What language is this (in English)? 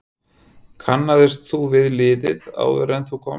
Icelandic